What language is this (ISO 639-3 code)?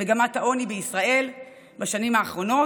heb